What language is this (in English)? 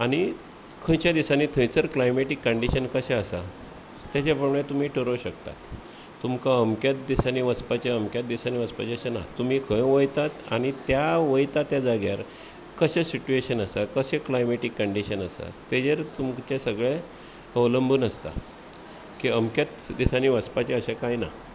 Konkani